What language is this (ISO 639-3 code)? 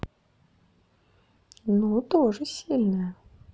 rus